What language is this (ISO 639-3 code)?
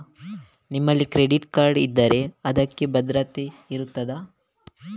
kan